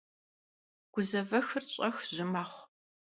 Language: Kabardian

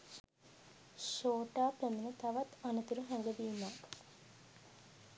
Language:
Sinhala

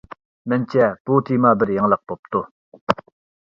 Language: Uyghur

